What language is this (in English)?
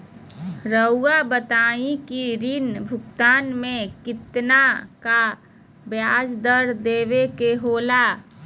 Magahi